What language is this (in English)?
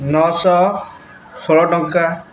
Odia